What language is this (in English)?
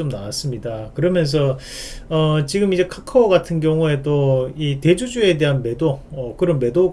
Korean